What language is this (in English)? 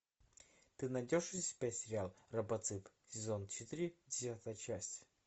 Russian